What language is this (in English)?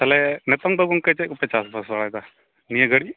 Santali